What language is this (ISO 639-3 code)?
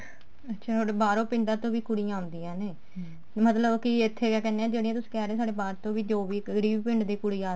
pan